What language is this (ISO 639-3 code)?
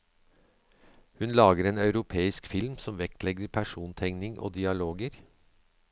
nor